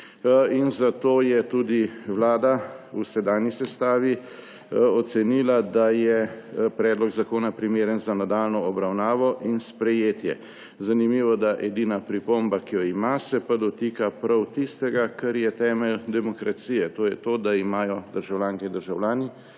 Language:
Slovenian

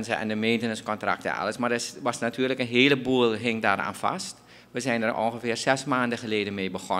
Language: Dutch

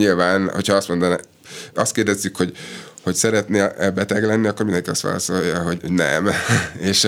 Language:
Hungarian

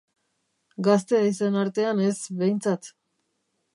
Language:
Basque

